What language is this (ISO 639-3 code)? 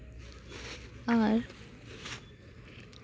sat